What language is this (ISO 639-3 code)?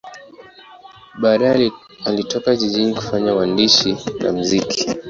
swa